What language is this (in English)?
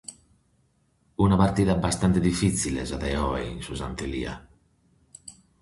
Sardinian